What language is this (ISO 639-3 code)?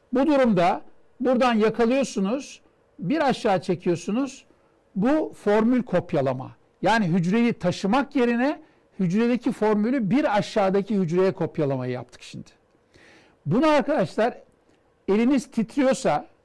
tur